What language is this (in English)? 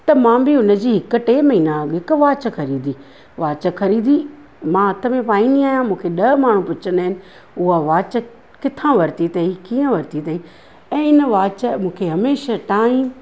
Sindhi